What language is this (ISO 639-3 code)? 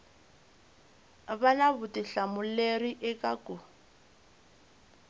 tso